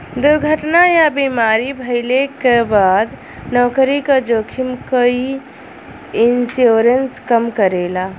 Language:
Bhojpuri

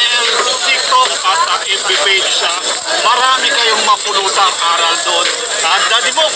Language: Filipino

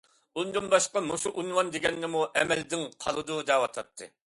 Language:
Uyghur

